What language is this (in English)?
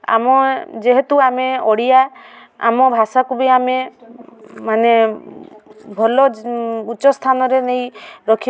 Odia